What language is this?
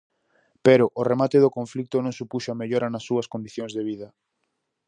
Galician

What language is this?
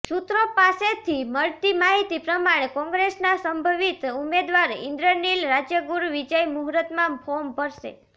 Gujarati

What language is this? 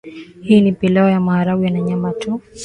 Swahili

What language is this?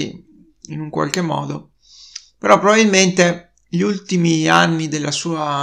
Italian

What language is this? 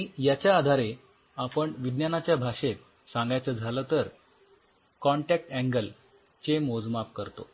Marathi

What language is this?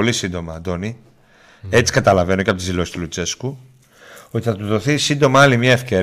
Greek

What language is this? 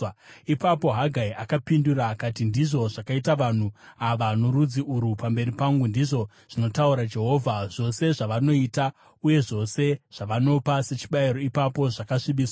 Shona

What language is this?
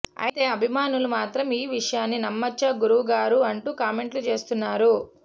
Telugu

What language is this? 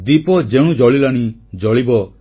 Odia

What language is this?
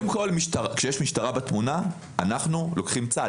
Hebrew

